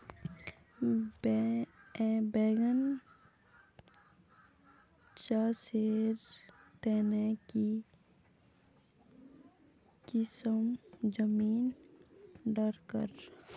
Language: Magahi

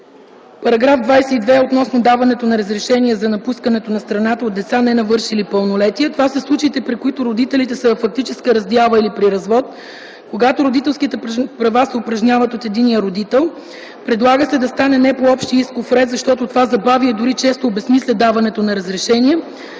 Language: Bulgarian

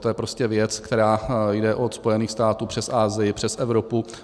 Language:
Czech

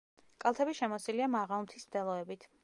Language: Georgian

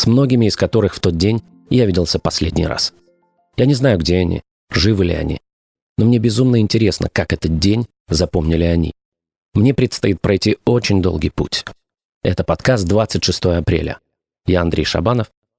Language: Russian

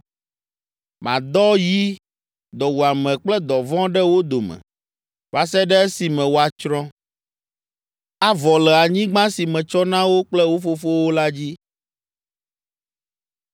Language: Ewe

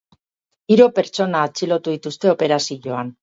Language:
Basque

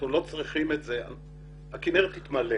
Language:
Hebrew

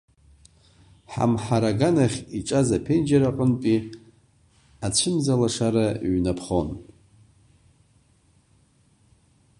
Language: Abkhazian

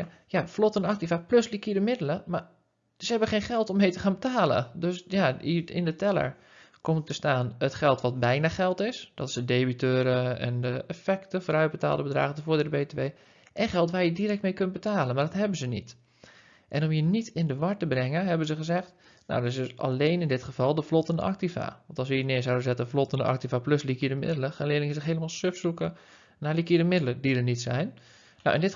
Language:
Dutch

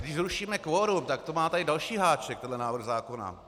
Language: Czech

